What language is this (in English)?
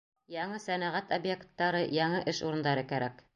Bashkir